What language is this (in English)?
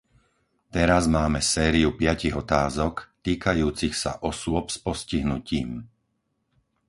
Slovak